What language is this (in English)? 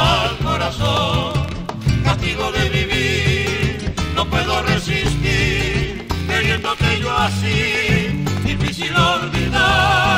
Spanish